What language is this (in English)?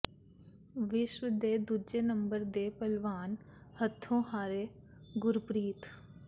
Punjabi